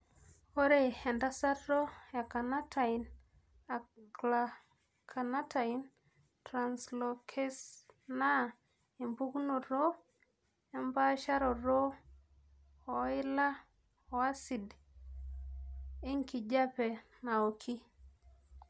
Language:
Masai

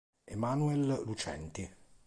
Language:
Italian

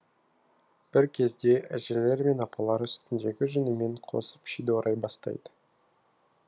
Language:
Kazakh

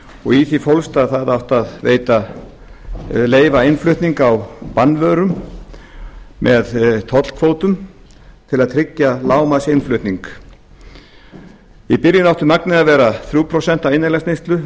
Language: Icelandic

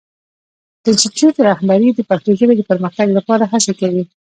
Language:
Pashto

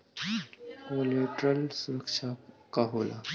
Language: Bhojpuri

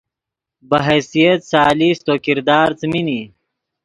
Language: Yidgha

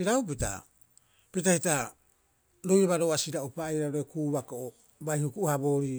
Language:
Rapoisi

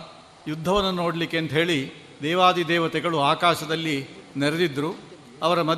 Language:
Kannada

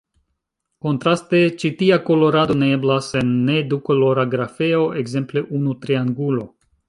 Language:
Esperanto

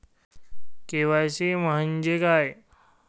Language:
Marathi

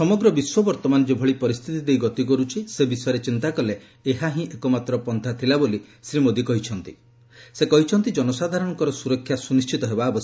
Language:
Odia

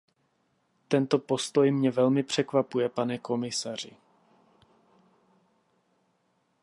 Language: Czech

